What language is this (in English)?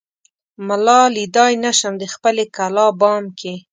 Pashto